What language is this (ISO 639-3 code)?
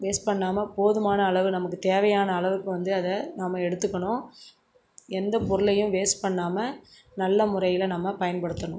tam